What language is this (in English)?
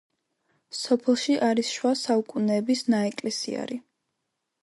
Georgian